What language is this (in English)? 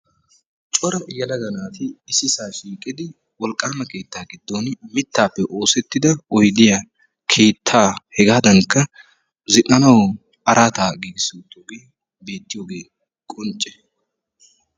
Wolaytta